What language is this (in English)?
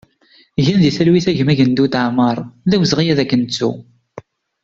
Kabyle